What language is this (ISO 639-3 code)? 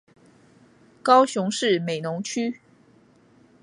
zho